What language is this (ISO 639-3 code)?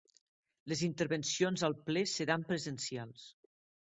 cat